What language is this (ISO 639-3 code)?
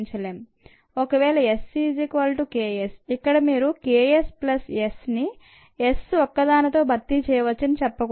tel